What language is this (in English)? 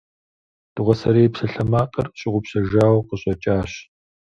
Kabardian